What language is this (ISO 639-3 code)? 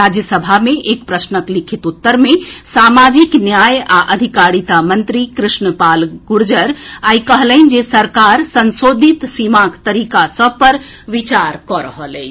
mai